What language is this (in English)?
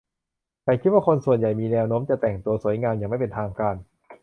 Thai